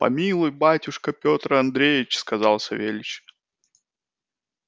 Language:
Russian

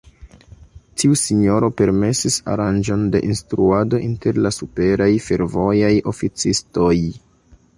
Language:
Esperanto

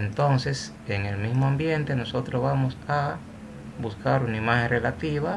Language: Spanish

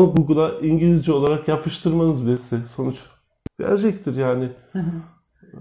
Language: Turkish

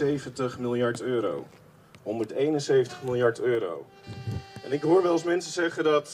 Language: Dutch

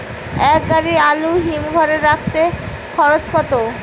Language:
Bangla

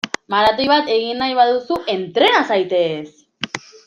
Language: Basque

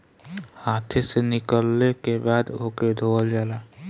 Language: Bhojpuri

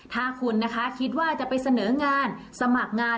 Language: Thai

